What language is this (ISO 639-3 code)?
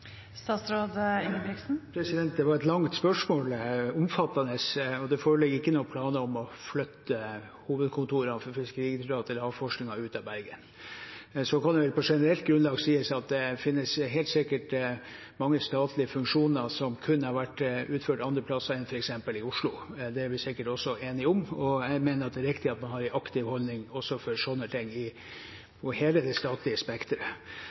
nor